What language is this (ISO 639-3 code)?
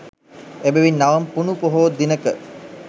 sin